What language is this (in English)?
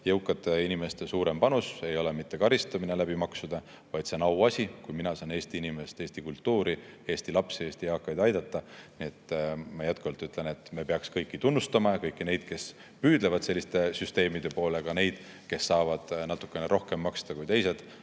Estonian